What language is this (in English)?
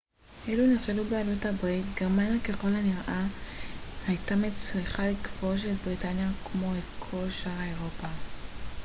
Hebrew